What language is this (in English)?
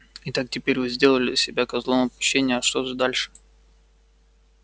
Russian